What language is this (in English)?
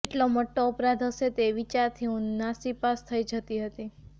Gujarati